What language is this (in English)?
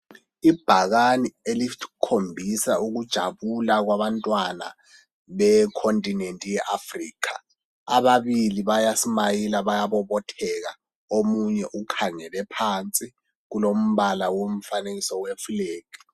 North Ndebele